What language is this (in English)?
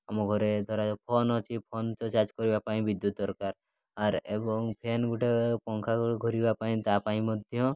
Odia